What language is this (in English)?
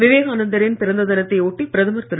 Tamil